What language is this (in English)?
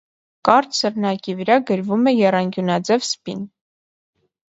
Armenian